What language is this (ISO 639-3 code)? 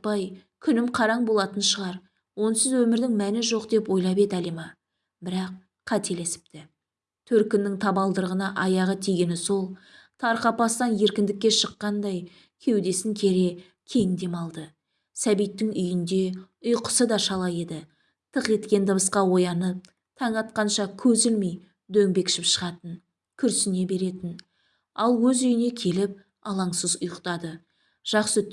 tur